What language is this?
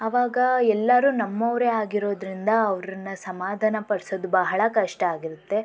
Kannada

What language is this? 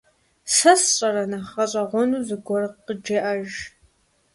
Kabardian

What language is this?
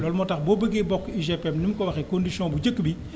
Wolof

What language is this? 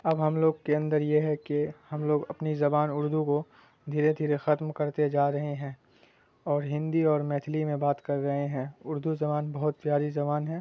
Urdu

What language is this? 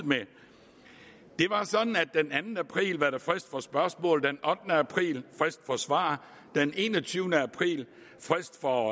Danish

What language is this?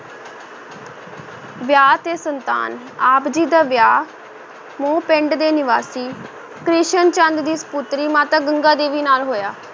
Punjabi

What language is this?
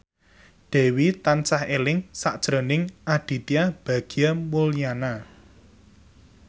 Javanese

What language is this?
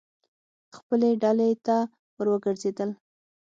Pashto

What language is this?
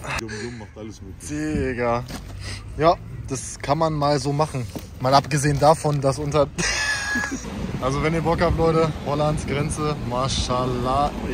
German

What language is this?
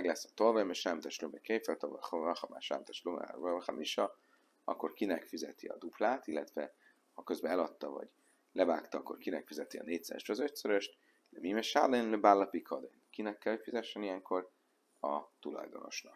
Hungarian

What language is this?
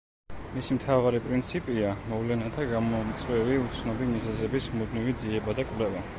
Georgian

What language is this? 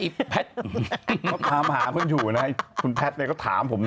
Thai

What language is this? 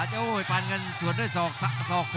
Thai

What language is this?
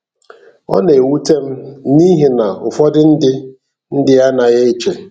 Igbo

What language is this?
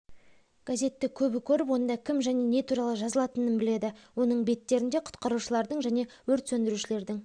Kazakh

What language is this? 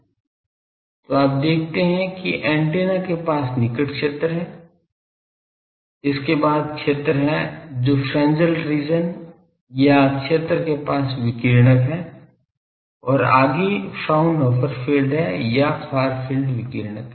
Hindi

